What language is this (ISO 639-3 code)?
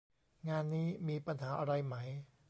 tha